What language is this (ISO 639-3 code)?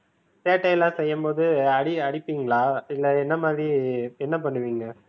tam